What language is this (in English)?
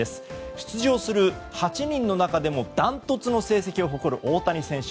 Japanese